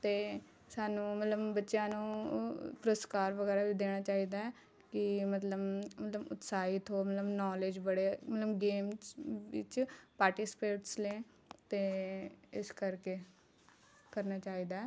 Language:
Punjabi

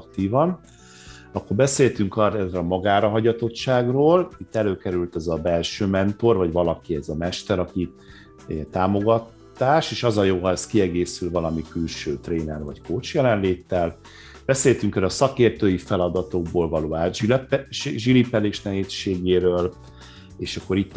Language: Hungarian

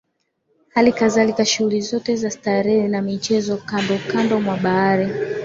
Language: Swahili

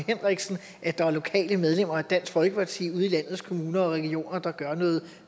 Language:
Danish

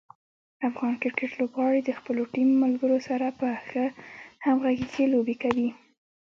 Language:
Pashto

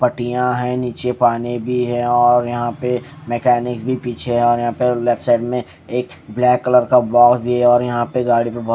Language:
Hindi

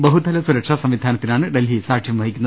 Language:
Malayalam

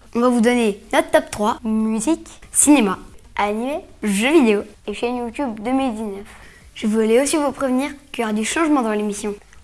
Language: French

